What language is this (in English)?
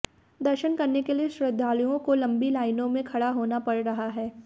Hindi